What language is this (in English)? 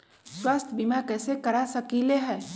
Magahi